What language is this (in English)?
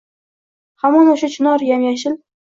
Uzbek